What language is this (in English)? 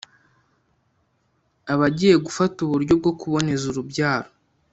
Kinyarwanda